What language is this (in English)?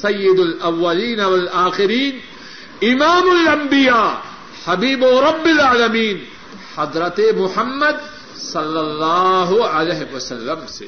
Urdu